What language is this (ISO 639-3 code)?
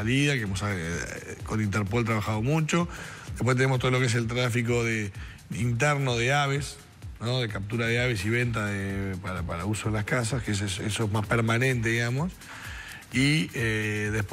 spa